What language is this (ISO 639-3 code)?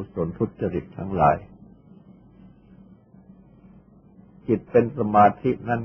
tha